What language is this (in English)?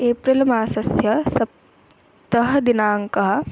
Sanskrit